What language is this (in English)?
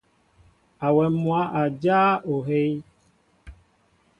Mbo (Cameroon)